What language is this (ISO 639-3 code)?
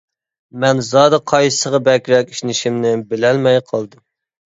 uig